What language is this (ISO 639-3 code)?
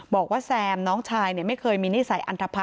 tha